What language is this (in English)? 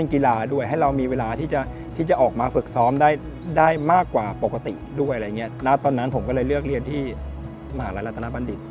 Thai